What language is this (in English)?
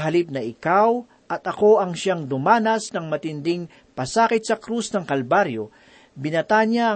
Filipino